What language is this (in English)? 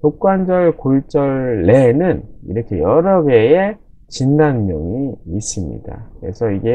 Korean